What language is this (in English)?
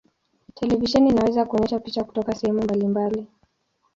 Swahili